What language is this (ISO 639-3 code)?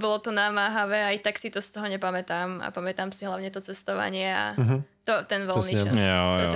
ces